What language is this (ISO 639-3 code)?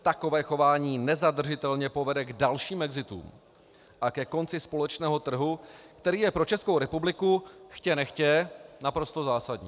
ces